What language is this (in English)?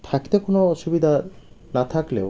Bangla